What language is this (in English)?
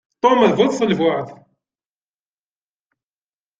Kabyle